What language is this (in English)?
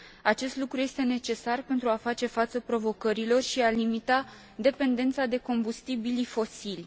Romanian